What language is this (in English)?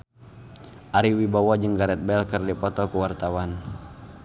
Sundanese